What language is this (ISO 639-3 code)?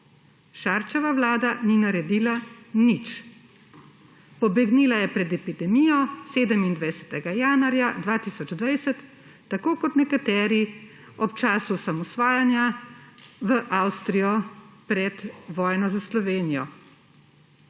slv